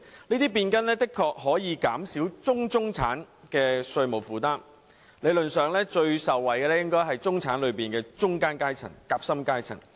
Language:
Cantonese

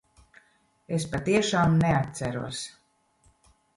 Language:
Latvian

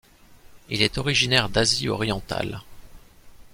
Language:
French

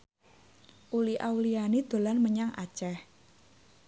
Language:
Javanese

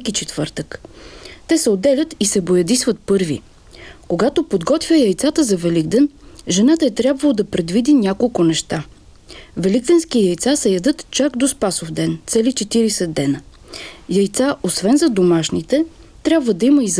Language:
Bulgarian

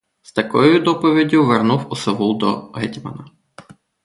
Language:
Ukrainian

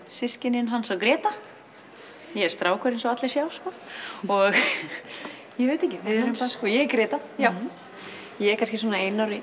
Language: Icelandic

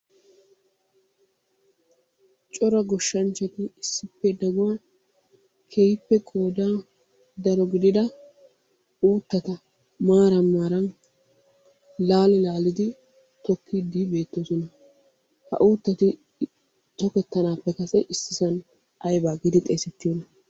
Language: Wolaytta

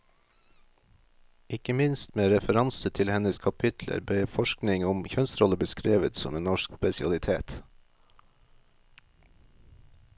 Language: Norwegian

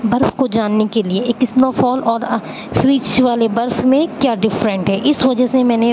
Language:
Urdu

